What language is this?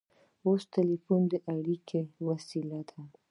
Pashto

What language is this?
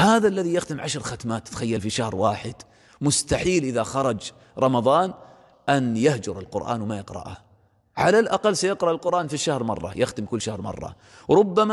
Arabic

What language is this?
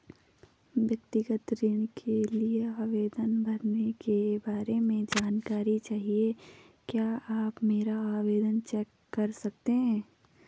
Hindi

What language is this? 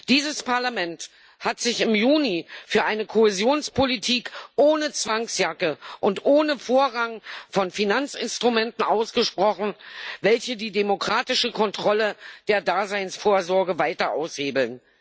German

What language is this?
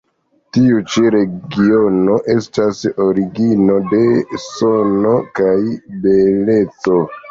Esperanto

